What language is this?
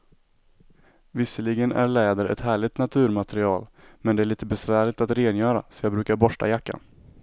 Swedish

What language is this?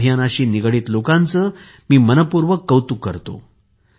Marathi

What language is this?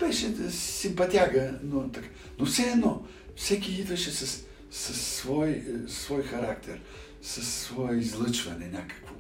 Bulgarian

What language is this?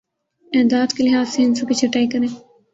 Urdu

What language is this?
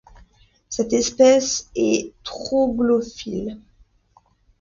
French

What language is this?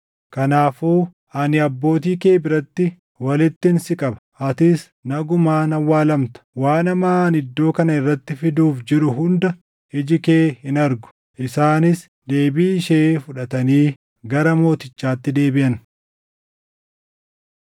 Oromo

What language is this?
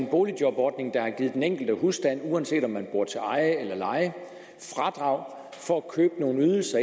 Danish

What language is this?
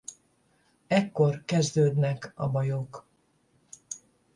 Hungarian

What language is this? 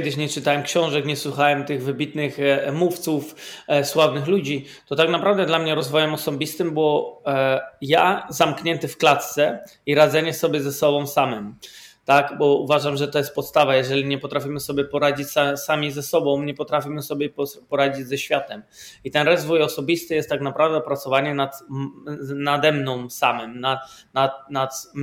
Polish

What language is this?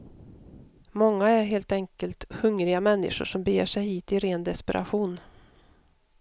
Swedish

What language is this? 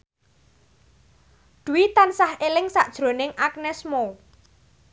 Javanese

